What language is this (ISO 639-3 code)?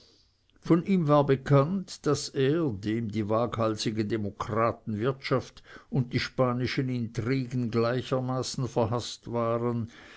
deu